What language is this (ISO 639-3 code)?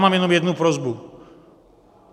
ces